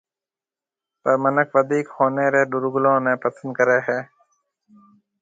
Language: Marwari (Pakistan)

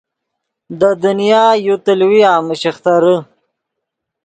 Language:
Yidgha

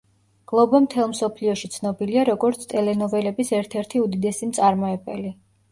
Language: Georgian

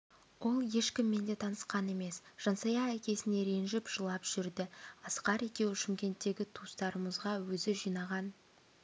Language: Kazakh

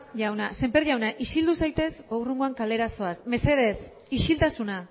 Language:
Basque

